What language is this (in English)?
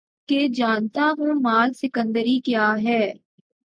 Urdu